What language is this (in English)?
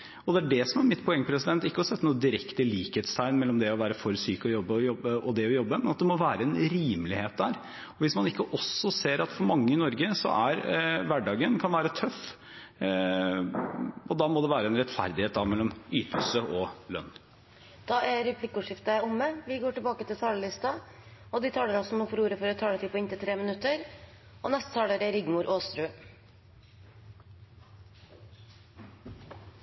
Norwegian